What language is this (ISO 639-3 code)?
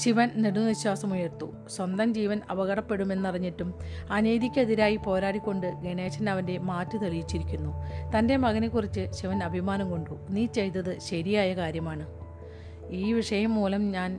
mal